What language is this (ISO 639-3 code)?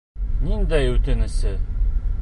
bak